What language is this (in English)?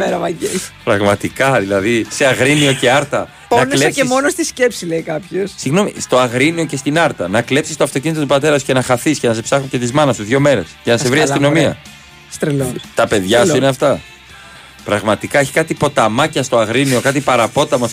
Greek